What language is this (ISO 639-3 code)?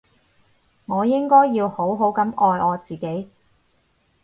yue